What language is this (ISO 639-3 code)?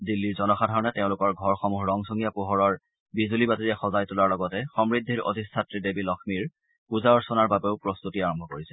asm